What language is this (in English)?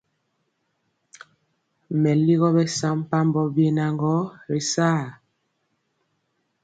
Mpiemo